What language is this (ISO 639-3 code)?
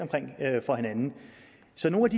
dan